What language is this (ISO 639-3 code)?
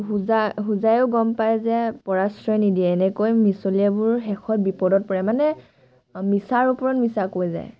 asm